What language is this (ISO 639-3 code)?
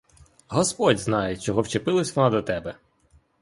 ukr